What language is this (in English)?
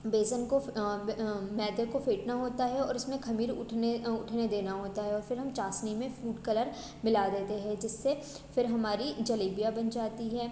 Hindi